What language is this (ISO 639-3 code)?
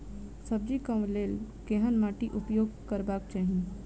mai